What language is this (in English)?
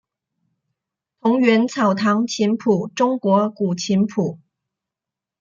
Chinese